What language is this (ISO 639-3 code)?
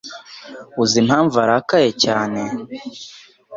kin